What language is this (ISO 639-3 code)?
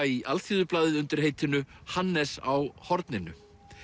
isl